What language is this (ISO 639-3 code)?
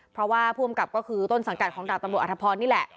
tha